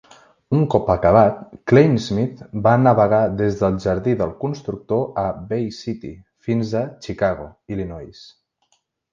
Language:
Catalan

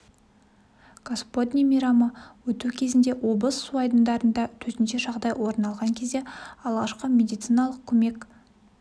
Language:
Kazakh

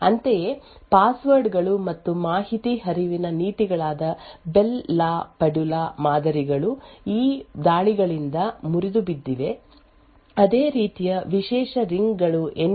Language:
Kannada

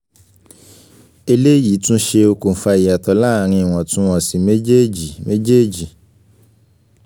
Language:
Yoruba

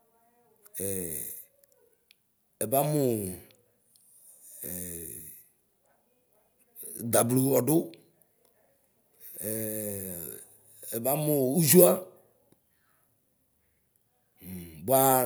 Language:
Ikposo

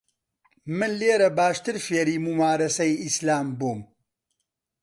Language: Central Kurdish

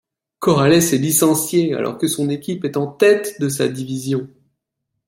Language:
French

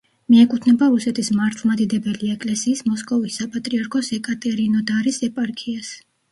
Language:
Georgian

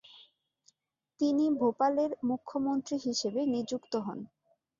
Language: Bangla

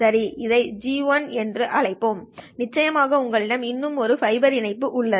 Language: Tamil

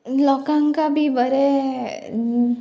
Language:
Konkani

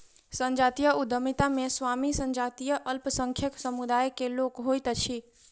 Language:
Maithili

